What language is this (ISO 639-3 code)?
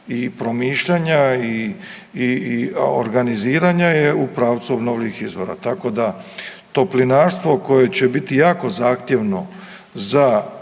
hrv